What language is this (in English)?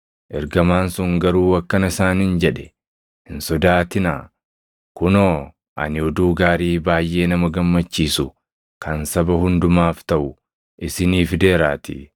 Oromo